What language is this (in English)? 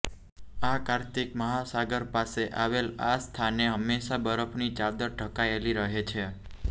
Gujarati